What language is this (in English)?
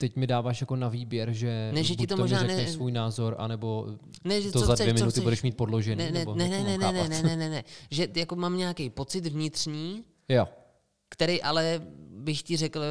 Czech